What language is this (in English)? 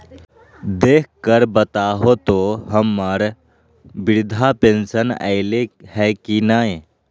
Magahi